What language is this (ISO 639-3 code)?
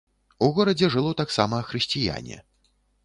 bel